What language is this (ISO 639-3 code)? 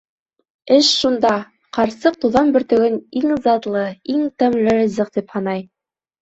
bak